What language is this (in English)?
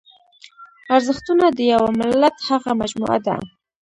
Pashto